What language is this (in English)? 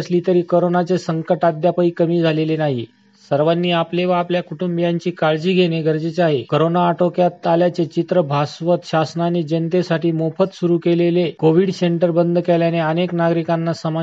Marathi